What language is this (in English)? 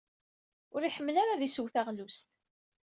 Kabyle